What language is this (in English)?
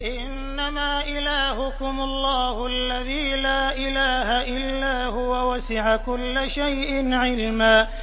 Arabic